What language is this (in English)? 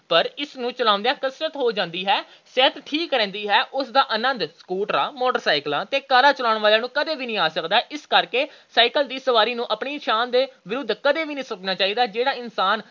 Punjabi